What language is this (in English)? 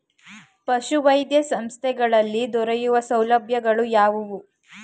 Kannada